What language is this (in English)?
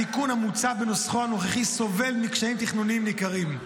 Hebrew